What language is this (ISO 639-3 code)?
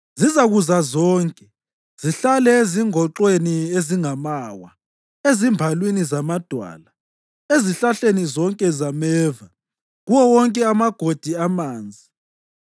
nde